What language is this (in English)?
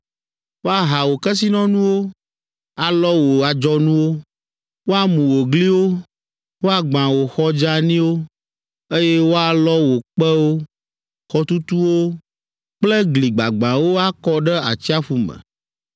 Ewe